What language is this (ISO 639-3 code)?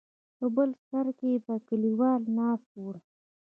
pus